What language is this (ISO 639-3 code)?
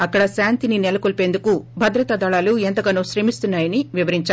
tel